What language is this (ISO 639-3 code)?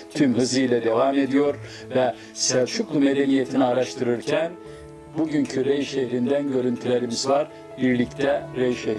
tur